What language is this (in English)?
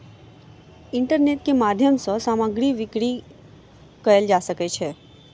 Maithili